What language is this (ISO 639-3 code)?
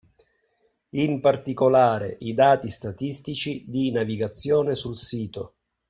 ita